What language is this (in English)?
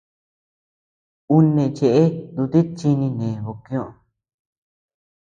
Tepeuxila Cuicatec